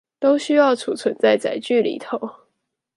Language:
Chinese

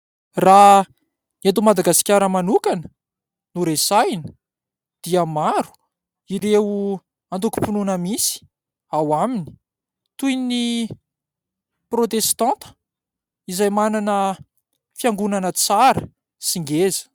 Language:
Malagasy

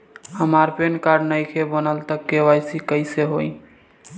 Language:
Bhojpuri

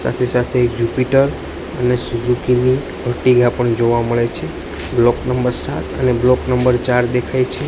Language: Gujarati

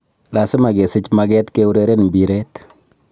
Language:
Kalenjin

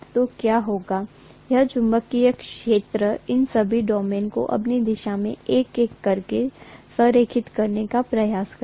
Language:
Hindi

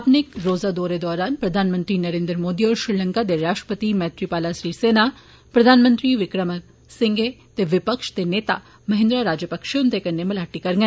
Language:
Dogri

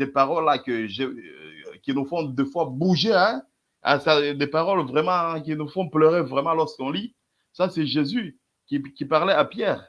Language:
French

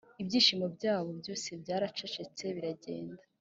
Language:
Kinyarwanda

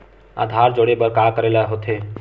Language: Chhattisgarhi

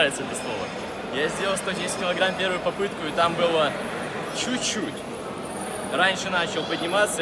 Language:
Russian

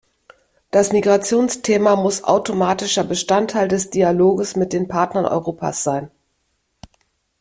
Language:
German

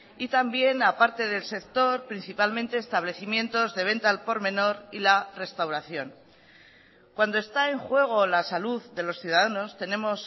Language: Spanish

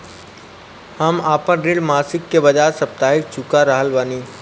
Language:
Bhojpuri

